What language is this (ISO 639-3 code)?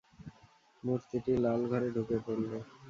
ben